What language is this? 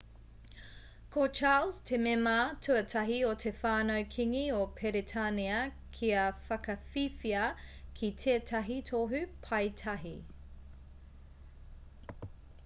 Māori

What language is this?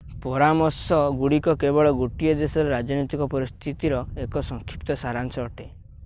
Odia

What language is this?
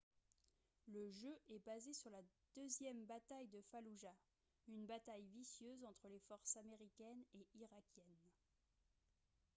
French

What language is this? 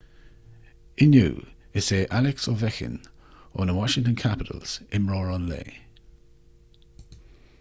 Irish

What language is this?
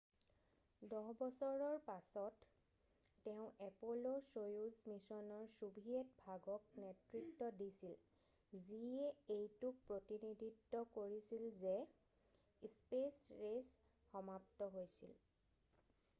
Assamese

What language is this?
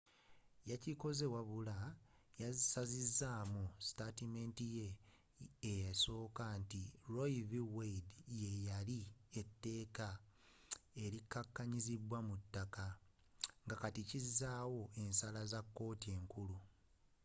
Ganda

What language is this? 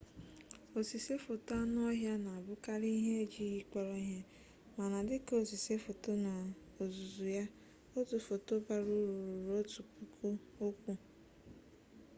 Igbo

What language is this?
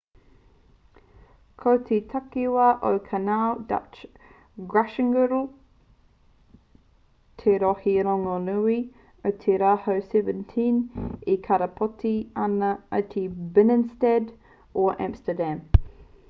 Māori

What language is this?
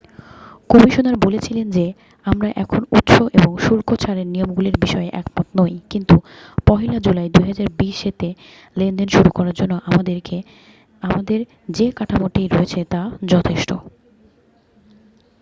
Bangla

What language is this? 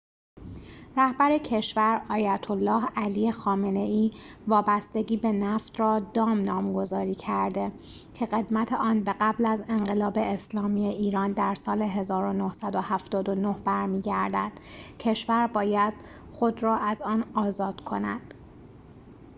Persian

